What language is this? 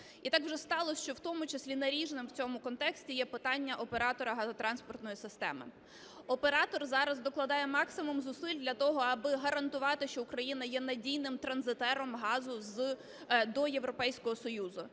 Ukrainian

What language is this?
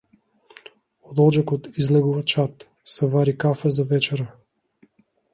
Macedonian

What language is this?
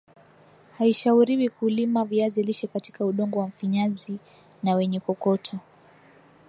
Swahili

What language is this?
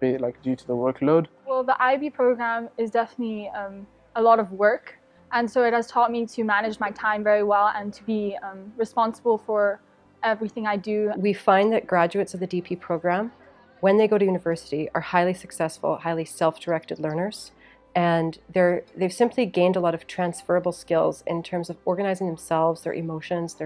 English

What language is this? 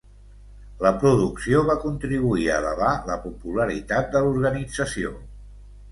Catalan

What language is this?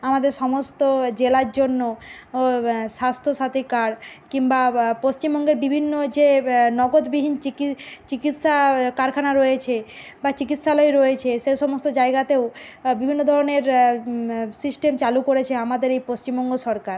Bangla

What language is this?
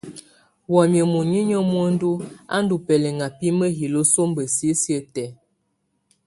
Tunen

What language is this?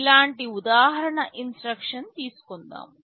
Telugu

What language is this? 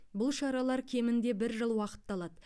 Kazakh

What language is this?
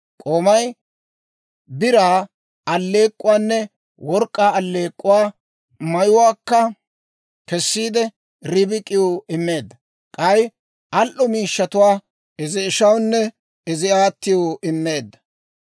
Dawro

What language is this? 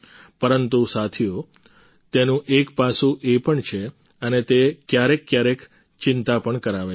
Gujarati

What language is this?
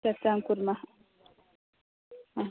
Sanskrit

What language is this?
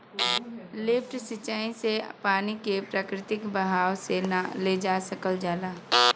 Bhojpuri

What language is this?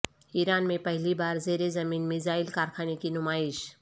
Urdu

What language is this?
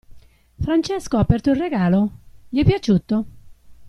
Italian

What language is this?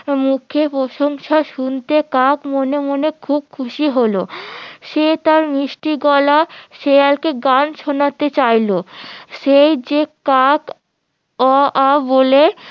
Bangla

